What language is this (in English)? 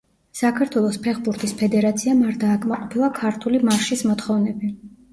Georgian